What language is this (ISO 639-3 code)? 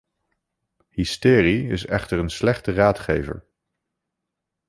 nld